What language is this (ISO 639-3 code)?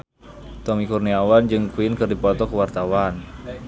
sun